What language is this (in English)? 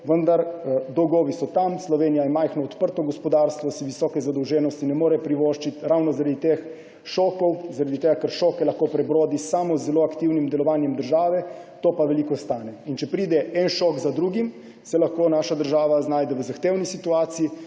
Slovenian